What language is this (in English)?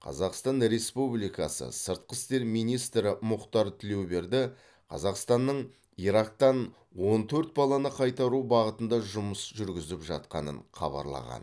Kazakh